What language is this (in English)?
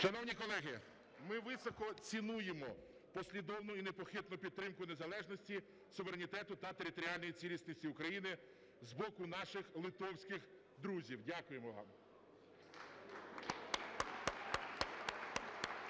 Ukrainian